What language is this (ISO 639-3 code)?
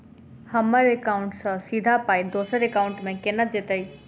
mai